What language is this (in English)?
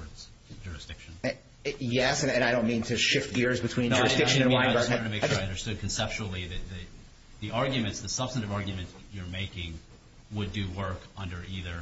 English